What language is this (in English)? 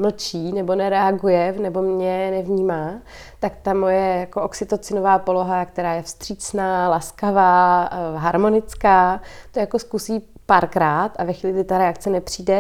Czech